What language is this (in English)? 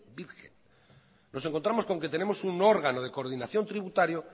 Spanish